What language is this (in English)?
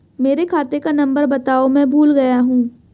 Hindi